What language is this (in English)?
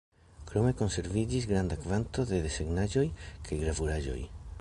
Esperanto